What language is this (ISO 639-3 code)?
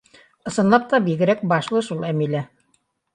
bak